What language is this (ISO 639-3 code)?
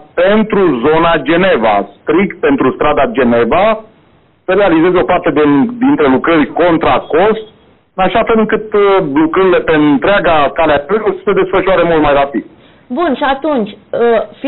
ron